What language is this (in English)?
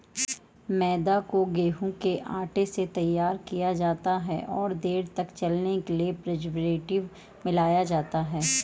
Hindi